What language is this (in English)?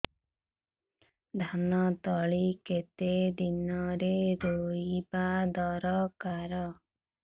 Odia